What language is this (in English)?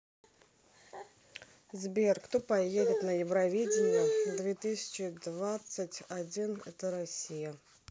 Russian